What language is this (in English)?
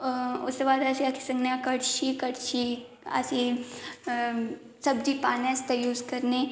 Dogri